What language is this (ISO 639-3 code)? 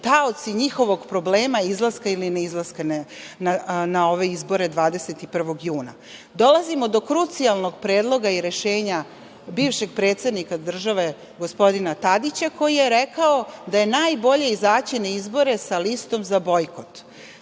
srp